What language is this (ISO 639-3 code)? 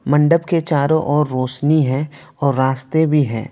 hin